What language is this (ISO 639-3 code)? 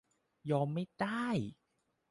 tha